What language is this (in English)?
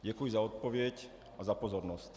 Czech